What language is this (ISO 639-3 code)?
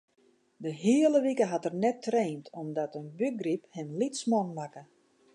fry